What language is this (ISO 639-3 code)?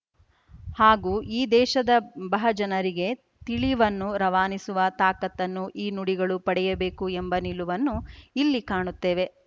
kan